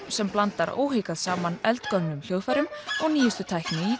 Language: Icelandic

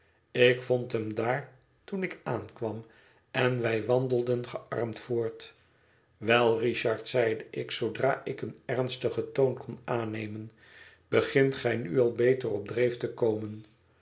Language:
Dutch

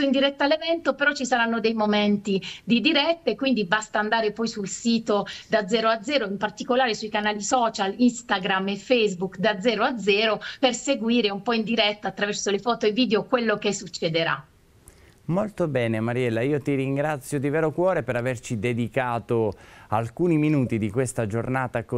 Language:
Italian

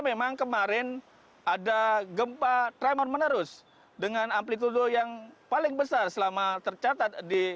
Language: Indonesian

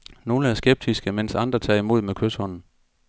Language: Danish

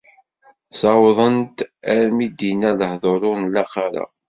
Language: Kabyle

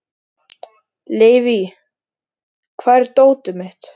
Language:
Icelandic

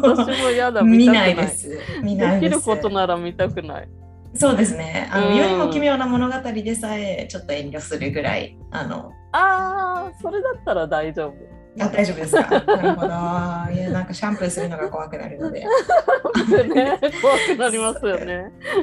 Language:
Japanese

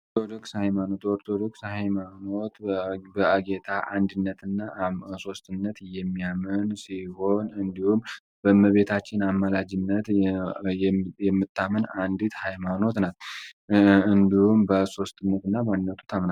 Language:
Amharic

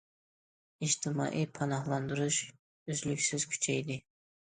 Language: Uyghur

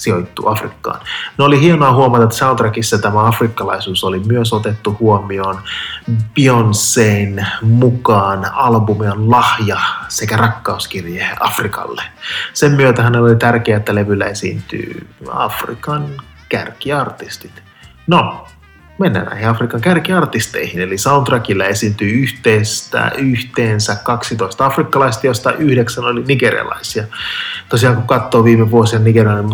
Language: Finnish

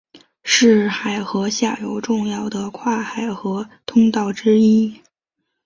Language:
Chinese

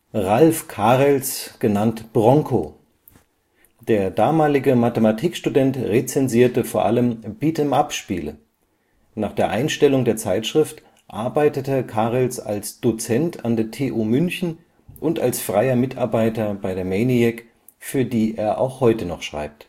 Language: German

